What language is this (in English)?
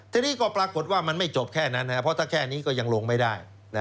Thai